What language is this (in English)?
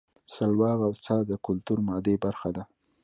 Pashto